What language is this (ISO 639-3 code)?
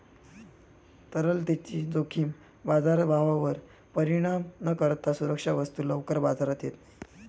mar